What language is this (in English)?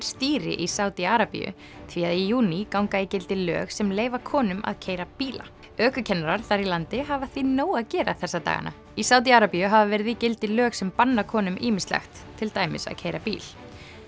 Icelandic